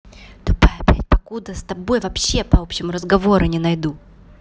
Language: Russian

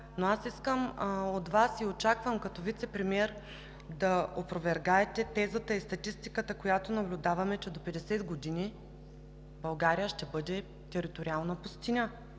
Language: Bulgarian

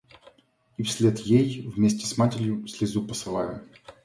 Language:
Russian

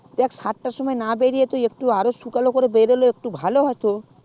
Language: Bangla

